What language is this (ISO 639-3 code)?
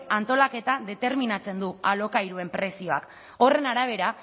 eus